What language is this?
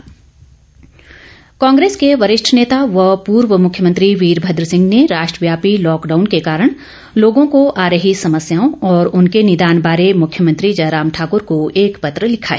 Hindi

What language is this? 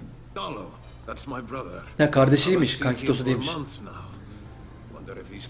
Turkish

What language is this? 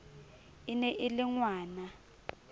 Southern Sotho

